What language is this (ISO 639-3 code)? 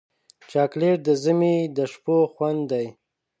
pus